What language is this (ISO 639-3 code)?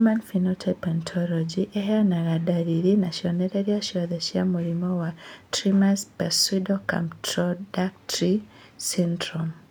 kik